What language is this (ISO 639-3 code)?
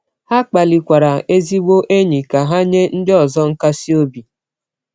ibo